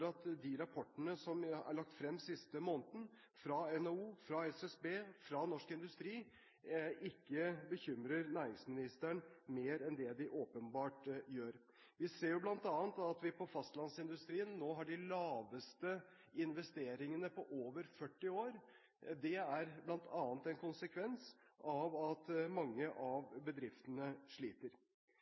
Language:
Norwegian Bokmål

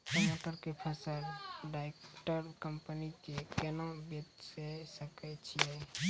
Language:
Maithili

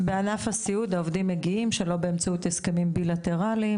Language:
Hebrew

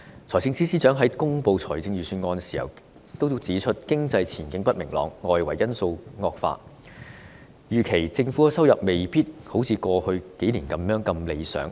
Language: Cantonese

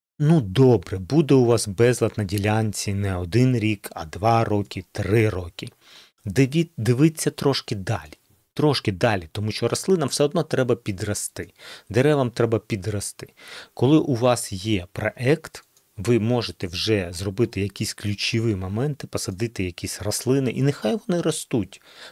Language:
Ukrainian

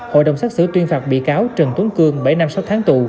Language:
Vietnamese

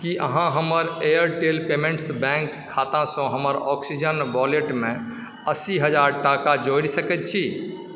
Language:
Maithili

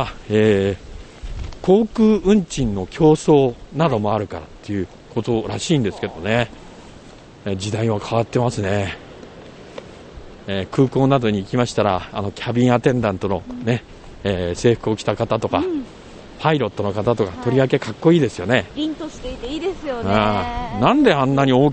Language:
Japanese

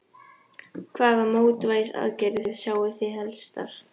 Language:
Icelandic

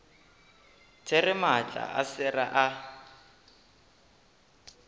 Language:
Northern Sotho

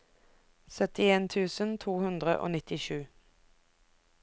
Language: Norwegian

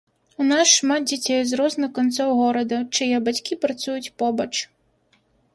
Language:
Belarusian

